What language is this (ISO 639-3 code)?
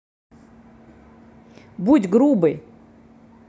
rus